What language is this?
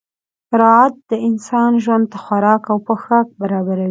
Pashto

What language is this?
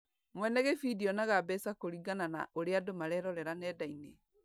Kikuyu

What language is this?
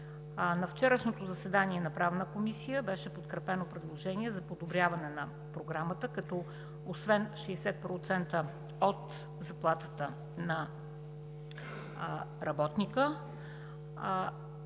Bulgarian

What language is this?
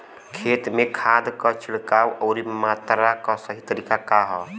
Bhojpuri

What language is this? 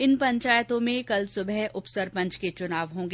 Hindi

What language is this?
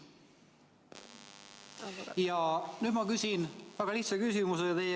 Estonian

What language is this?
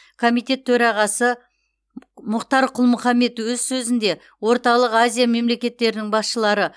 Kazakh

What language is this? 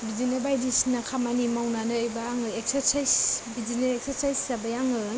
Bodo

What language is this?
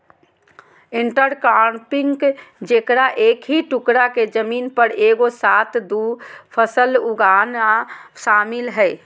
Magahi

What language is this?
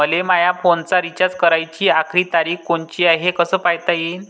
Marathi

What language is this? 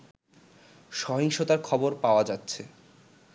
Bangla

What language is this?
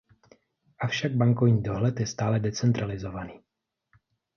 Czech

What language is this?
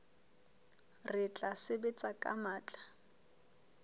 Southern Sotho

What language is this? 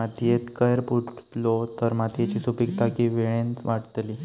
Marathi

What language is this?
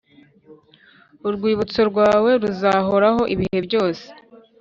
Kinyarwanda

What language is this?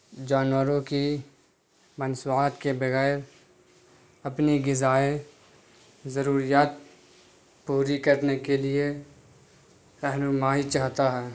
Urdu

